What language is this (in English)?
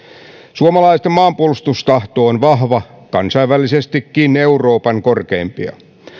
Finnish